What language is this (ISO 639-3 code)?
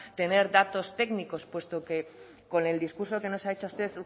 spa